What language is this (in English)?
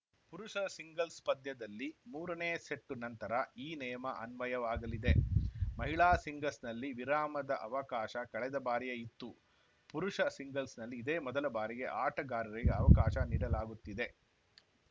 Kannada